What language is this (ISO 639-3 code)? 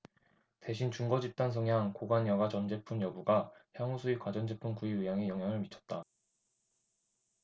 kor